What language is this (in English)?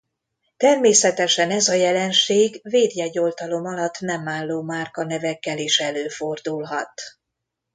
Hungarian